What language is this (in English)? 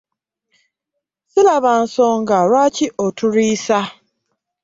Ganda